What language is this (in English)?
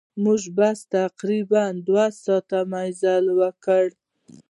Pashto